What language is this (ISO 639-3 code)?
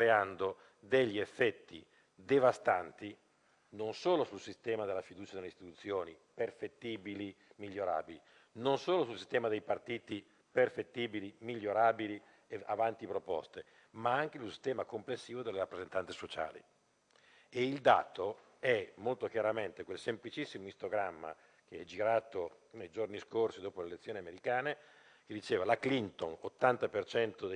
ita